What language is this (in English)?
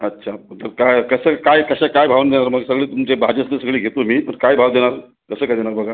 Marathi